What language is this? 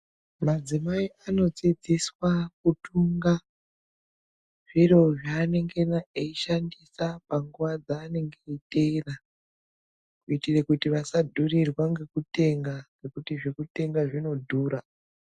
Ndau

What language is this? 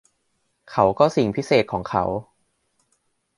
Thai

